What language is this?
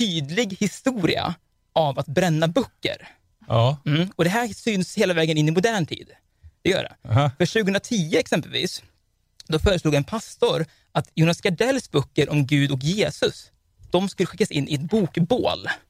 Swedish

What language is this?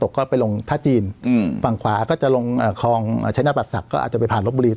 Thai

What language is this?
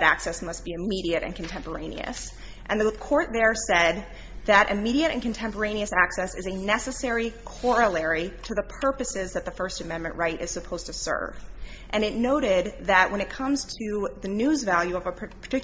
English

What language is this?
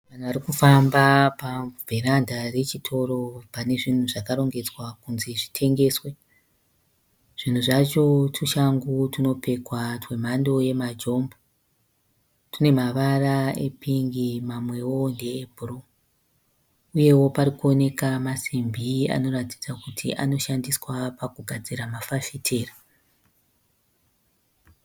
Shona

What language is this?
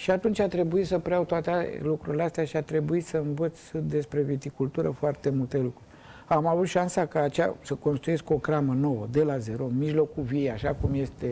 Romanian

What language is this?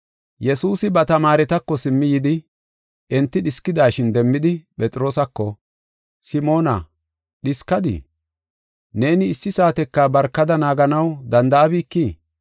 Gofa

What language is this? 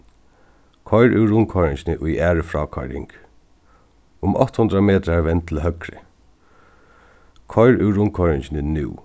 Faroese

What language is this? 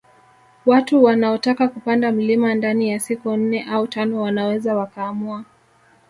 Swahili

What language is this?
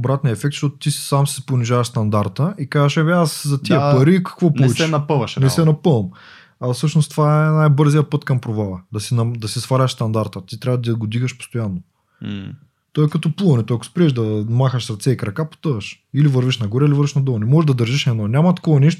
Bulgarian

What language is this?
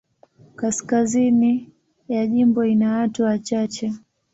Swahili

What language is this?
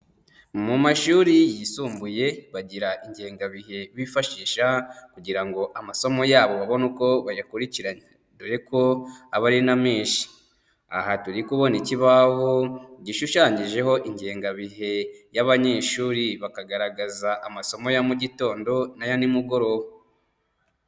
Kinyarwanda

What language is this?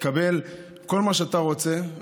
Hebrew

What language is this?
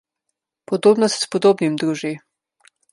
Slovenian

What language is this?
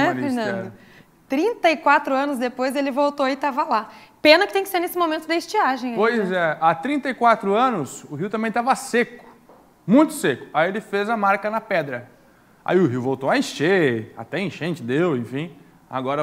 Portuguese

